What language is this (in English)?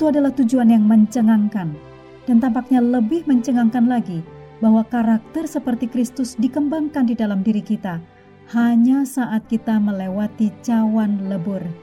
Indonesian